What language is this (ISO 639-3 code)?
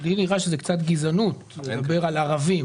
heb